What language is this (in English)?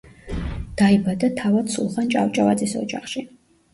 Georgian